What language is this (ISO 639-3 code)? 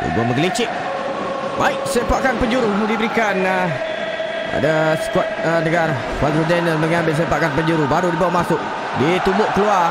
msa